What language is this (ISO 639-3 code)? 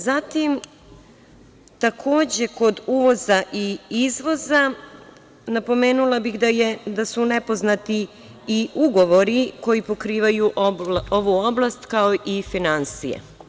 srp